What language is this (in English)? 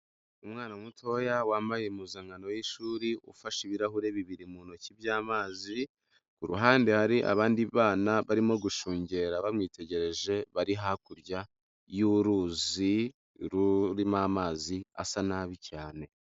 Kinyarwanda